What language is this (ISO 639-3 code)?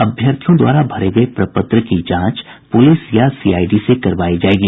hin